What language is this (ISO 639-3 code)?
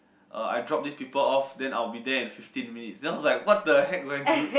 eng